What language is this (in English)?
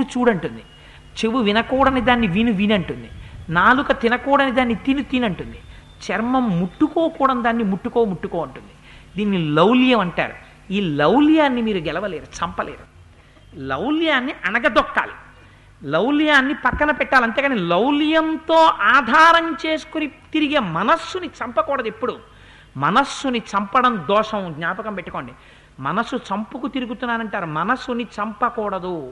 Telugu